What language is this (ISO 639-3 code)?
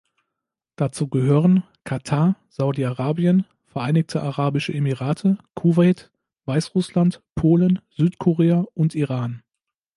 deu